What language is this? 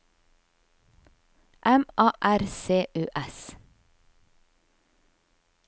Norwegian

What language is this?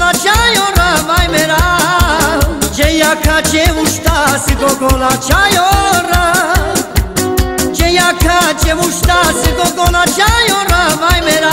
Romanian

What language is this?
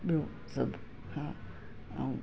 Sindhi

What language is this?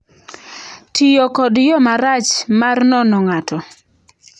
Luo (Kenya and Tanzania)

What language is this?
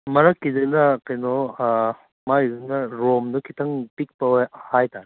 Manipuri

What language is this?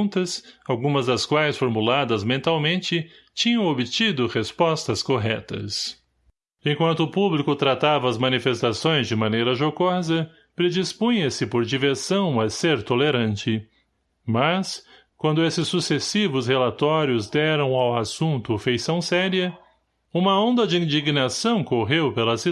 Portuguese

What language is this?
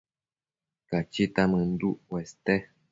Matsés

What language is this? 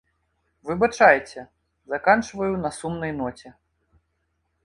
Belarusian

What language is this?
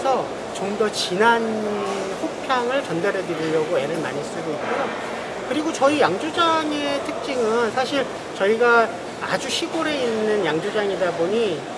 Korean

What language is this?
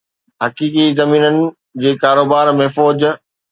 Sindhi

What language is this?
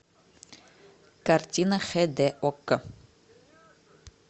Russian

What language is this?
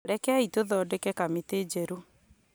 Kikuyu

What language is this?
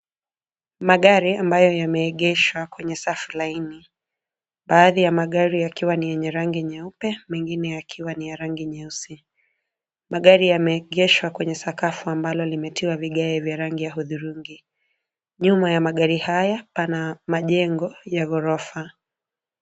Swahili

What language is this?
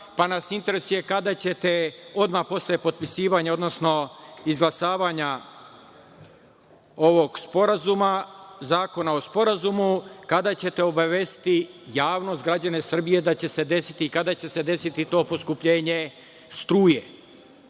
Serbian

